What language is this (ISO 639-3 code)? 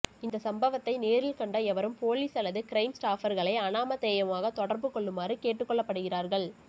tam